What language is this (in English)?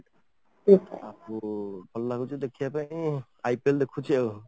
Odia